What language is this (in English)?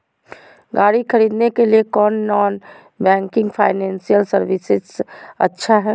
Magahi